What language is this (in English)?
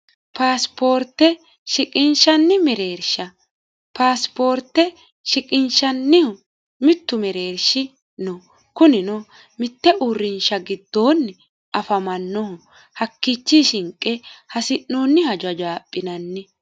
Sidamo